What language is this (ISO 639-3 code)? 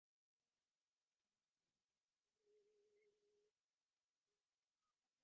div